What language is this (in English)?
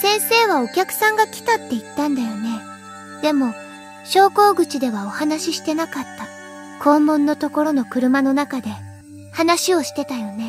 Japanese